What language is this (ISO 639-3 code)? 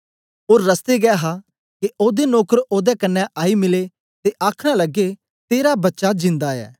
doi